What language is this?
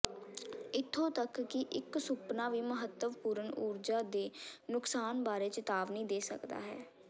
Punjabi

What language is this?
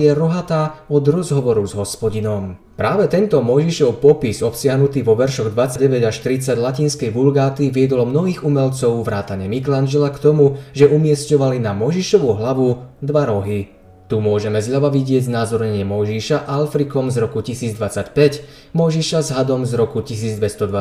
Slovak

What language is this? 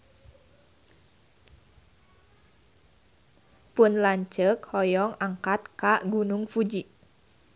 Sundanese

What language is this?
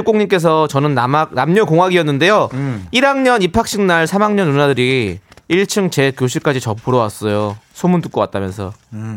Korean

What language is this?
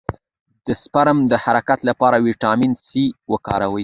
Pashto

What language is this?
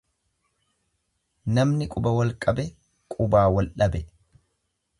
Oromo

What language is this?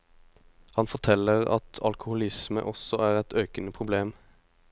Norwegian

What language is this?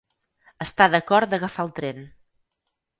Catalan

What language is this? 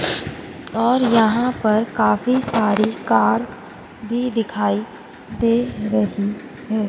Hindi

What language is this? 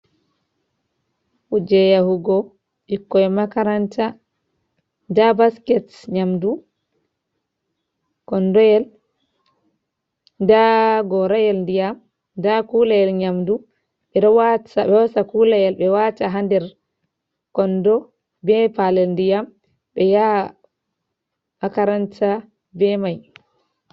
Fula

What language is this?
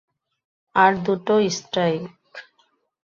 Bangla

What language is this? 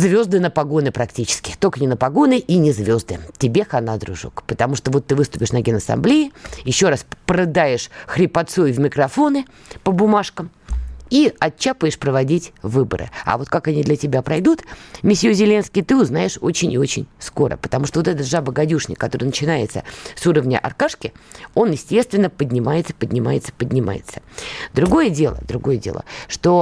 Russian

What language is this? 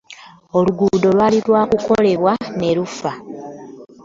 Ganda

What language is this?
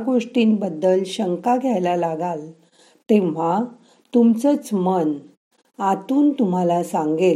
Marathi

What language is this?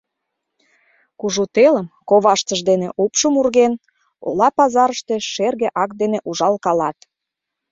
Mari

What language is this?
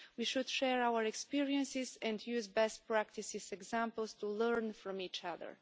English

